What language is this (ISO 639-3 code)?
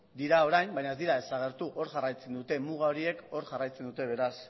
eus